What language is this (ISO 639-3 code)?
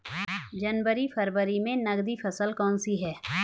hin